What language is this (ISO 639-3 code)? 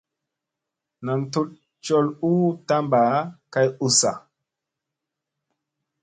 mse